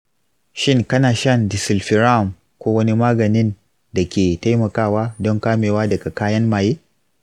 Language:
Hausa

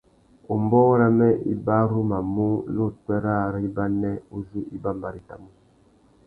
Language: Tuki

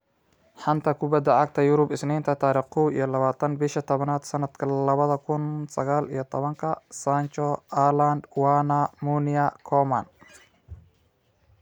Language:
Somali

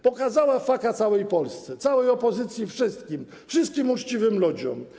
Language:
Polish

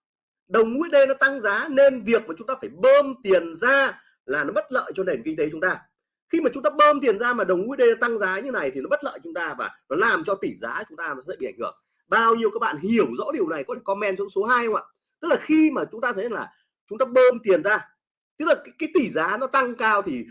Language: Vietnamese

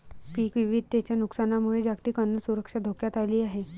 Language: Marathi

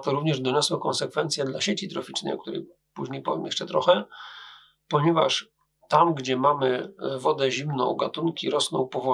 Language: Polish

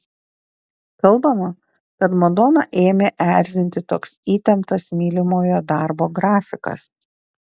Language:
Lithuanian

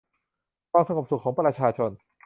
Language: Thai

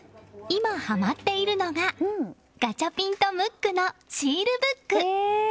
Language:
Japanese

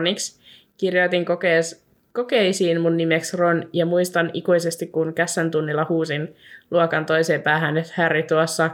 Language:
Finnish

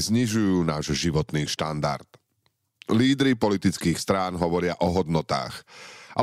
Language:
Slovak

